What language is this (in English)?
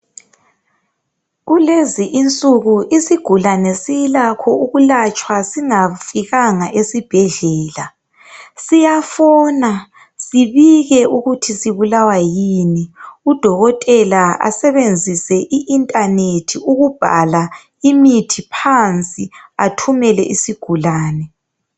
North Ndebele